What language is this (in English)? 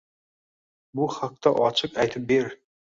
Uzbek